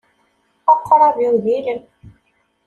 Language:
Kabyle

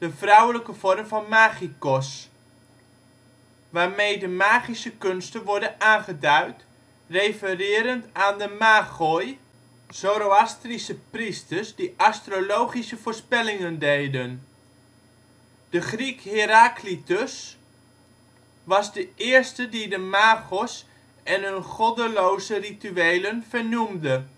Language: Dutch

